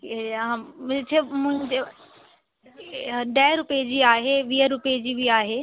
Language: Sindhi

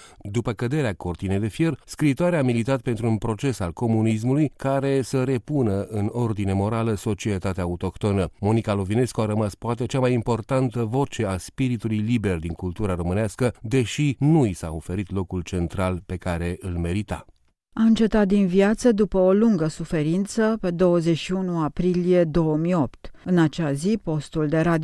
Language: Romanian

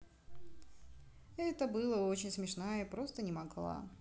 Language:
Russian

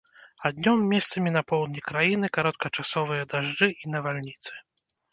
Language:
Belarusian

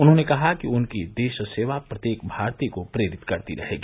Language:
Hindi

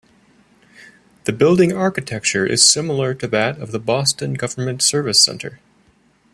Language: English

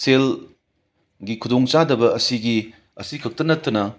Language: Manipuri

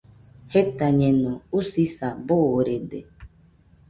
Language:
Nüpode Huitoto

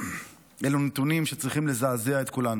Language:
Hebrew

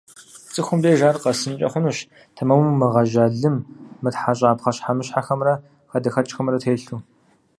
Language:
Kabardian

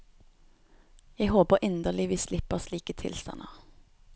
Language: Norwegian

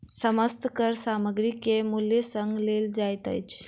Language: Maithili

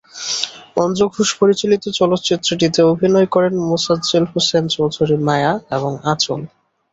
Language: Bangla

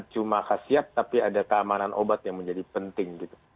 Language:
Indonesian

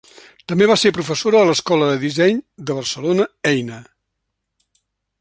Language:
Catalan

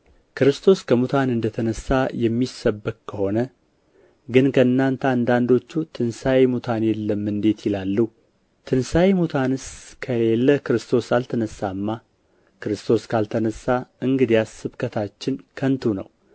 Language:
Amharic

